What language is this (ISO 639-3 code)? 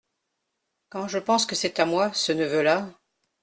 fra